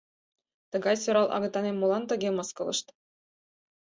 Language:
Mari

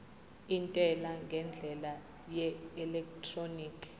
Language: Zulu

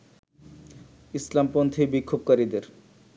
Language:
Bangla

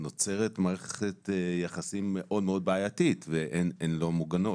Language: Hebrew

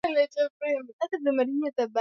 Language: Swahili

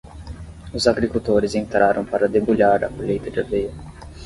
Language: Portuguese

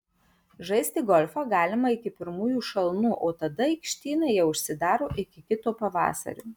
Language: Lithuanian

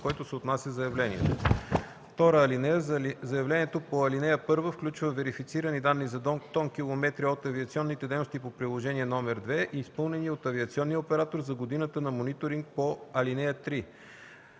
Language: Bulgarian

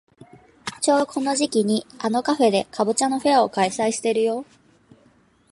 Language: Japanese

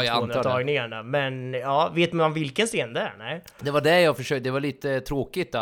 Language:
Swedish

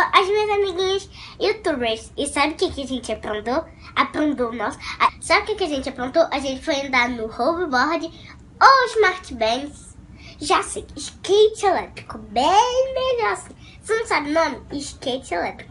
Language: Portuguese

